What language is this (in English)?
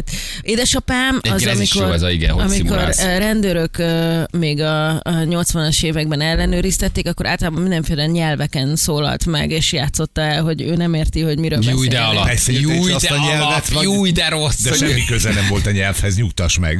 Hungarian